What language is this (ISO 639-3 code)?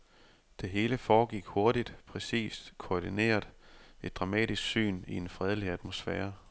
dan